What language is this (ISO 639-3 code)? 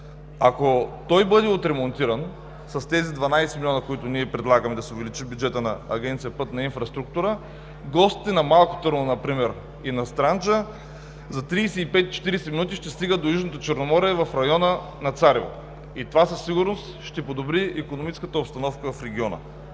bul